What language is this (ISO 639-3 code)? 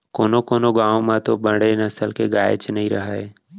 hne